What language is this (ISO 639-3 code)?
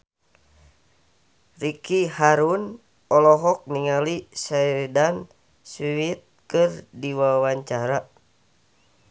sun